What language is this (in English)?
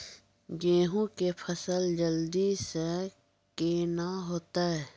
Maithili